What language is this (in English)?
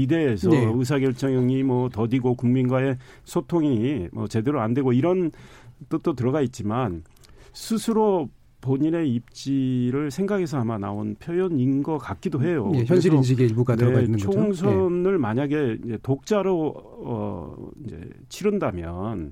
Korean